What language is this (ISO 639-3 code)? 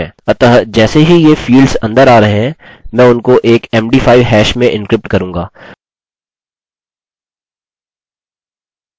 hin